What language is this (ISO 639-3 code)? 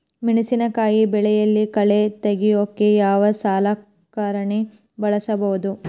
kan